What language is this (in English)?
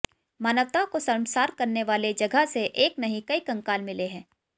Hindi